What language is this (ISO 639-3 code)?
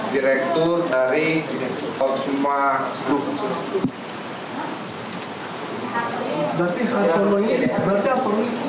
ind